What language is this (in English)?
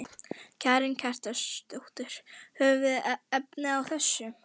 Icelandic